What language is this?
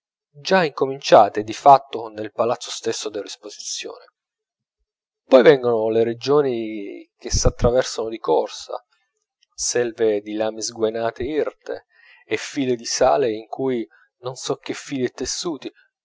Italian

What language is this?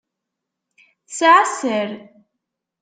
Kabyle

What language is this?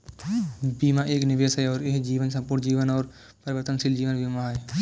Hindi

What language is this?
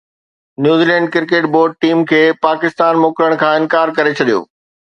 Sindhi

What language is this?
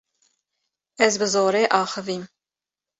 Kurdish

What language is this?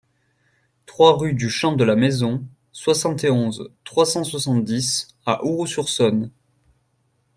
French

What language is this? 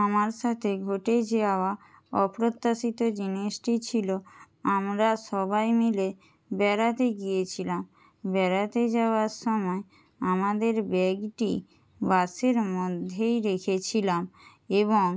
Bangla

